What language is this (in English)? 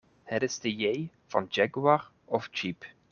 Dutch